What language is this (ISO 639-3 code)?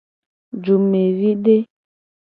gej